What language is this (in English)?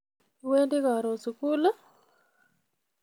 Kalenjin